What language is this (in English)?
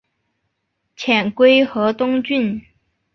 Chinese